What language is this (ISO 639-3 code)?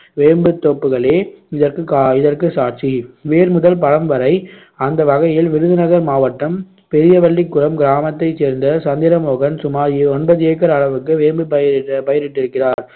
tam